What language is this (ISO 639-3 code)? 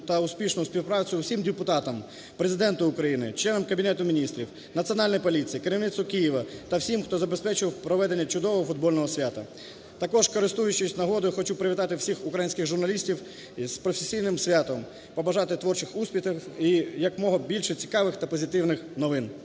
ukr